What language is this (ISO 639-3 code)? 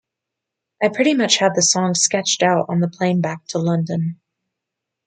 eng